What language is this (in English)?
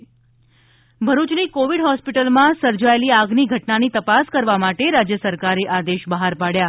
Gujarati